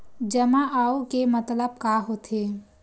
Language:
Chhattisgarhi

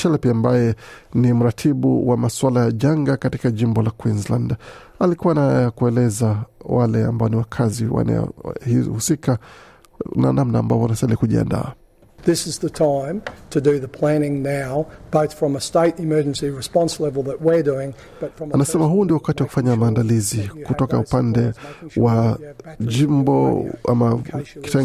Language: Swahili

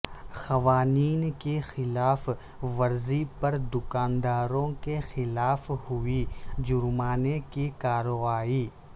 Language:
Urdu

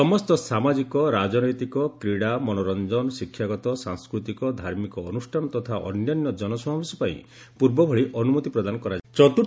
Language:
Odia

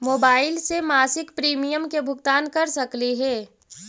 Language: Magahi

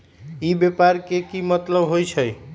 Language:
Magahi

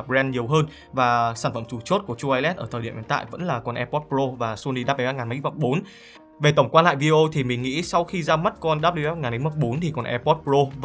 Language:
Vietnamese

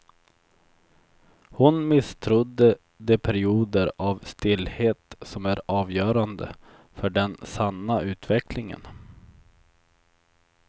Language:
Swedish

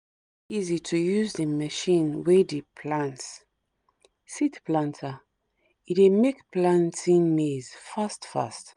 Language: Nigerian Pidgin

